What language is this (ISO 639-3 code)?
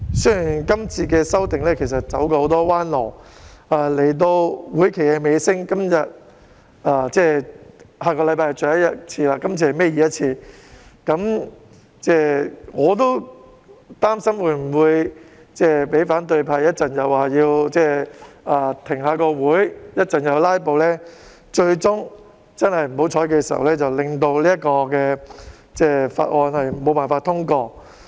yue